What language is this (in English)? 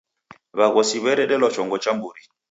Taita